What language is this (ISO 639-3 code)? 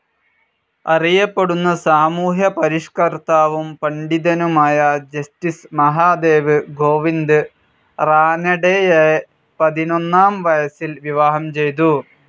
mal